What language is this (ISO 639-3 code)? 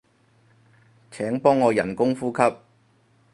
yue